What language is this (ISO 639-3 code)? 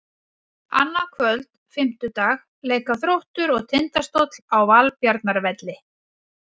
isl